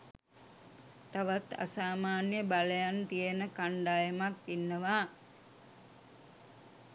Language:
Sinhala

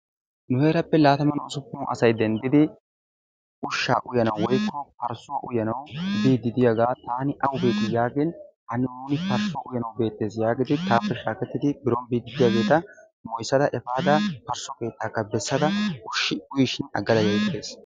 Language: Wolaytta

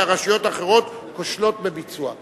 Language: Hebrew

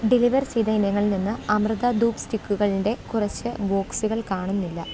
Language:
Malayalam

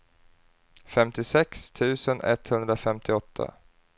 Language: Swedish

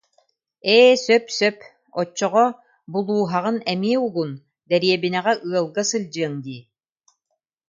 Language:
Yakut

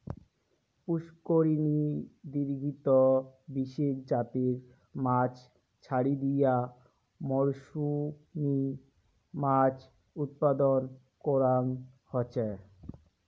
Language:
Bangla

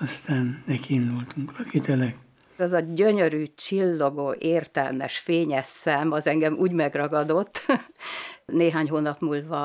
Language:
Hungarian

